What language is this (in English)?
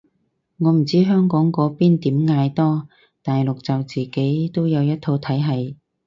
Cantonese